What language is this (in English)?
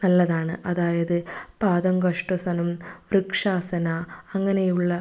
Malayalam